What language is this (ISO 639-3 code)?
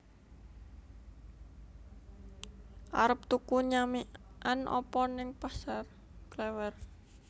jav